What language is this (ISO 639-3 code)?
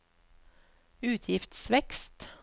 nor